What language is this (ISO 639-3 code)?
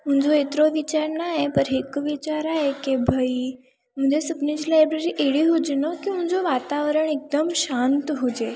snd